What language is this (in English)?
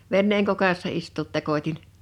Finnish